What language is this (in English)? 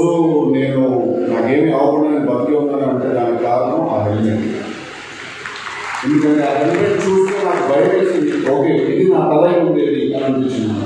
Telugu